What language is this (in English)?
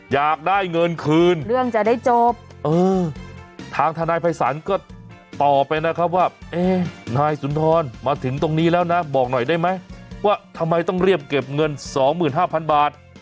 Thai